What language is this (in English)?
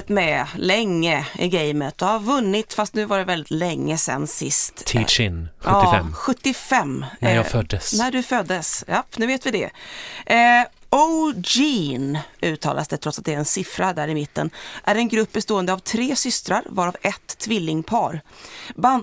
Swedish